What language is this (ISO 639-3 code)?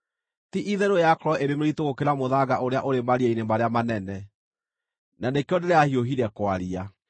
kik